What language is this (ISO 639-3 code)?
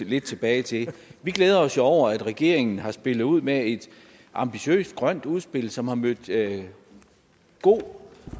dan